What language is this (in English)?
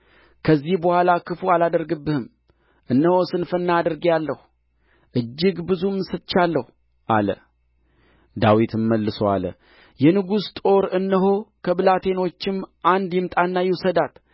Amharic